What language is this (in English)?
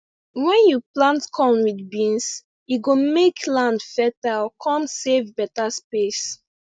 Nigerian Pidgin